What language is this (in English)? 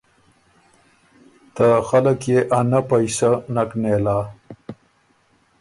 Ormuri